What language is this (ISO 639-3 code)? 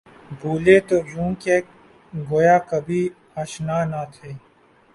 urd